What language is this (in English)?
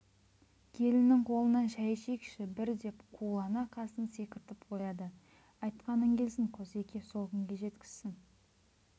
Kazakh